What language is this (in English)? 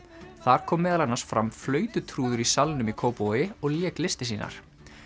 Icelandic